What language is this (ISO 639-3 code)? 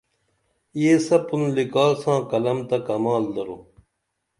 dml